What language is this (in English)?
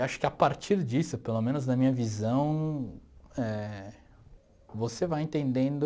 Portuguese